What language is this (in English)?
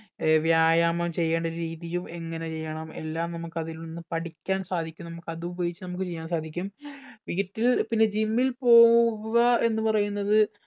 Malayalam